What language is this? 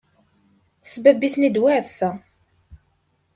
Kabyle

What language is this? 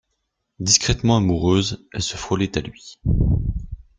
French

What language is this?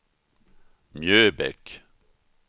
Swedish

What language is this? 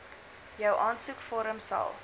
Afrikaans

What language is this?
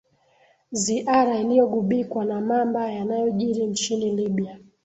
Swahili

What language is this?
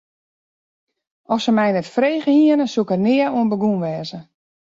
Western Frisian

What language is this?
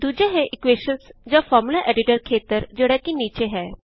Punjabi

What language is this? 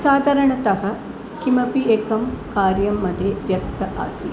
Sanskrit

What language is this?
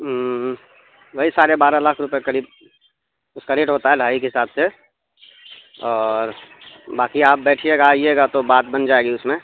Urdu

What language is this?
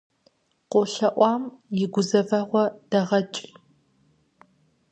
Kabardian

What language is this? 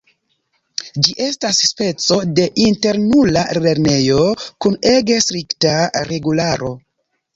Esperanto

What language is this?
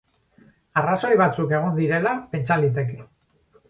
Basque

